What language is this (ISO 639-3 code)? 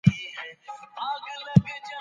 pus